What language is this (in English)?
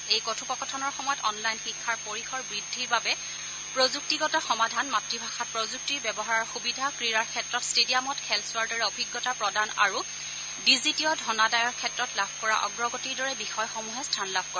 Assamese